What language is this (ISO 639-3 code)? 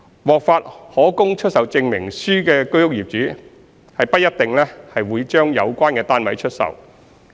yue